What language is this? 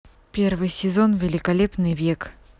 Russian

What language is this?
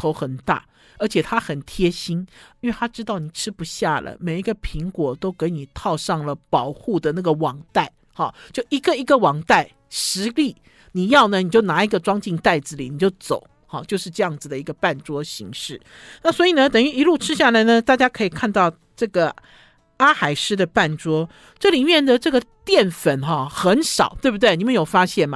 Chinese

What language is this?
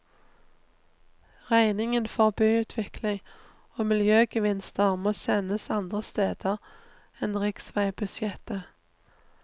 Norwegian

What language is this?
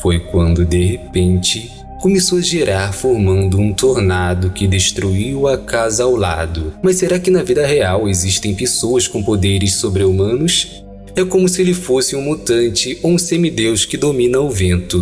Portuguese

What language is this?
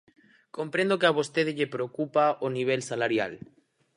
Galician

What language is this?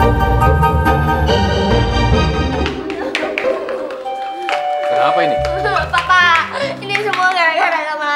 Indonesian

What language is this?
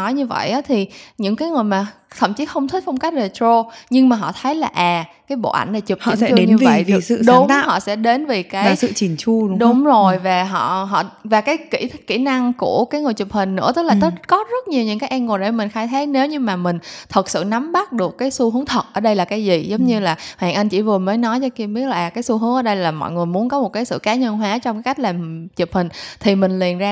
Vietnamese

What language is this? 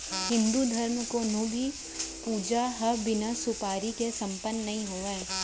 Chhattisgarhi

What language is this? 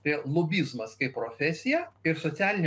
Lithuanian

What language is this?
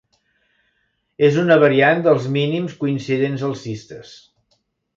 Catalan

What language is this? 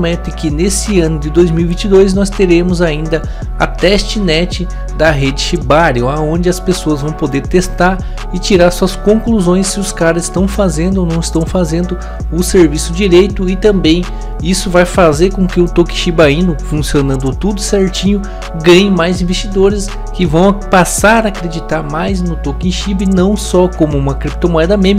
Portuguese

